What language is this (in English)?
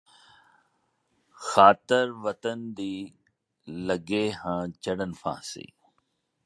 Punjabi